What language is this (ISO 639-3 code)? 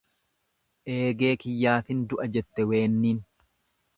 orm